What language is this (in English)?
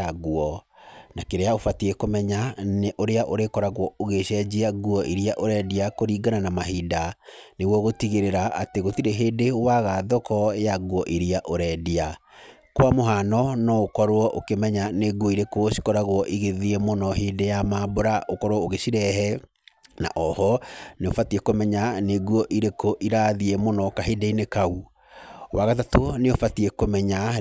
Kikuyu